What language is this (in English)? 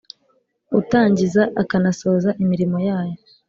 Kinyarwanda